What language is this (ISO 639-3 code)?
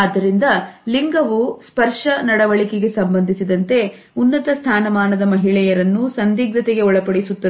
kan